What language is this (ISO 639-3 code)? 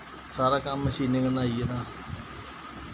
doi